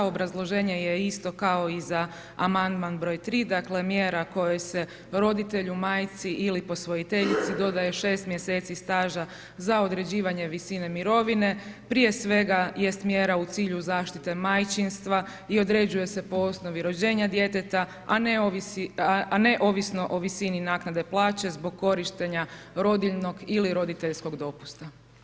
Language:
Croatian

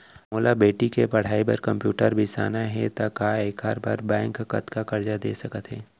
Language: Chhattisgarhi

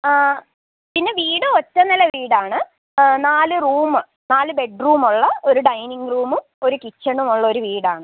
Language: Malayalam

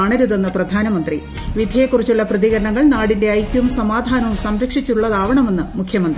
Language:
Malayalam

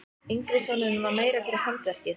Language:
Icelandic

